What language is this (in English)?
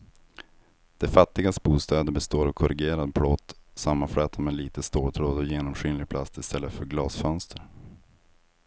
Swedish